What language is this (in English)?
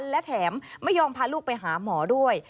Thai